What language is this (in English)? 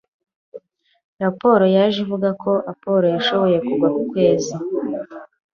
Kinyarwanda